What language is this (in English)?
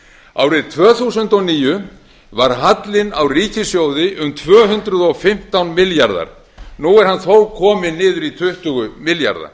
Icelandic